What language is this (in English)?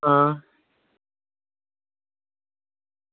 Dogri